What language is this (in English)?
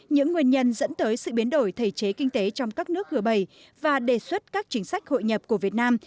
Vietnamese